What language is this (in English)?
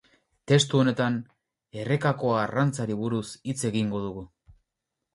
Basque